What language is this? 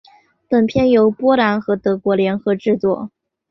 Chinese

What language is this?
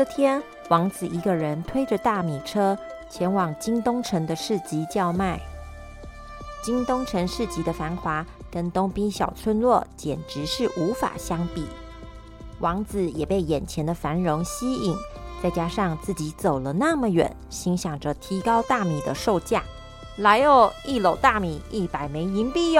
Chinese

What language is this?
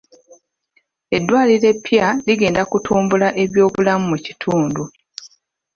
Ganda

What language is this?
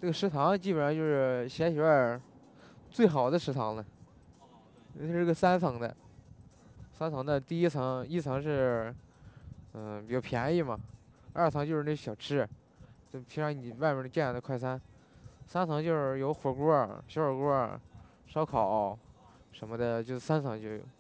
Chinese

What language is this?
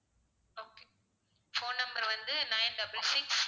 Tamil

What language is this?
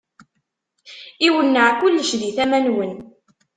Kabyle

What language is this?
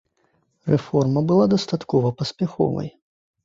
Belarusian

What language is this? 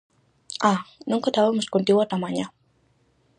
Galician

